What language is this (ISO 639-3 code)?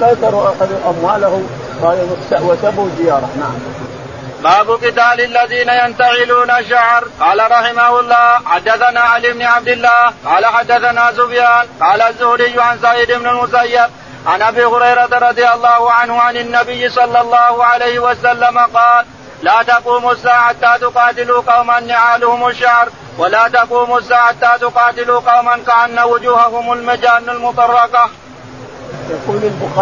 ara